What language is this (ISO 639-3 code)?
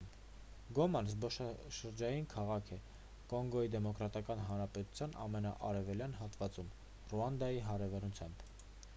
hye